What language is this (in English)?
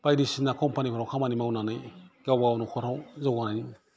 Bodo